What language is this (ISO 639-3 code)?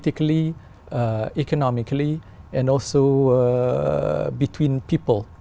vie